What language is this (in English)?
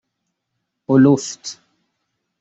Persian